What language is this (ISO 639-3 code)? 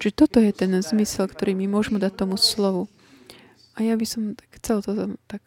slk